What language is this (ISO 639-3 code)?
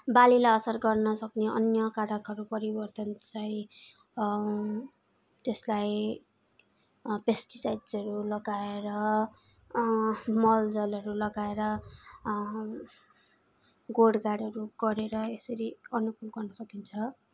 nep